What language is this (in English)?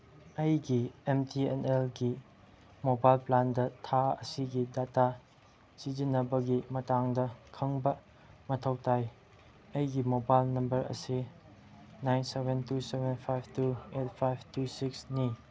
Manipuri